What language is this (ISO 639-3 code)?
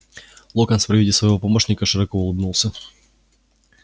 rus